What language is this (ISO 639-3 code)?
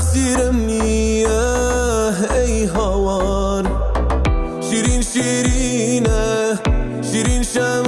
fas